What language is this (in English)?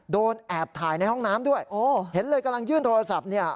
Thai